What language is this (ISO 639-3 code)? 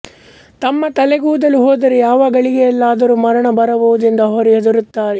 kan